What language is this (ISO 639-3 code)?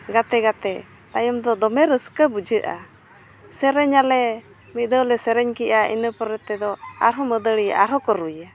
sat